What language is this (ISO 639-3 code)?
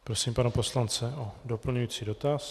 ces